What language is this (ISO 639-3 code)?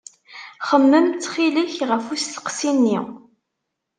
kab